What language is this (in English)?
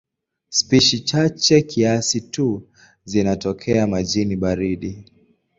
Swahili